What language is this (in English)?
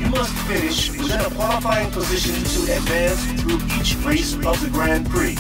English